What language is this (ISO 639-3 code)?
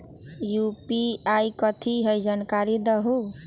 mag